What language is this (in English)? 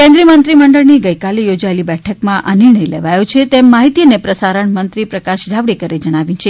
Gujarati